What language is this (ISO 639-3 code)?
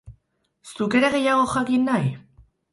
eus